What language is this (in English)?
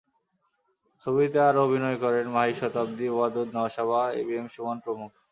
Bangla